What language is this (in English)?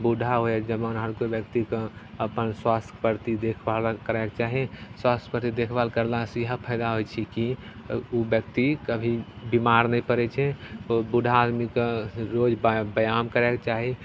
Maithili